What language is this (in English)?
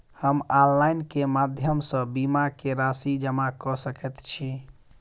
Maithili